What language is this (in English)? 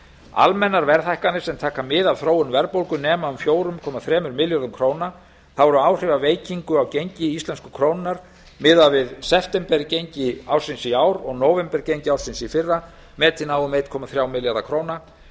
Icelandic